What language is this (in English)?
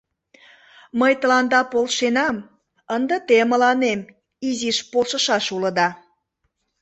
Mari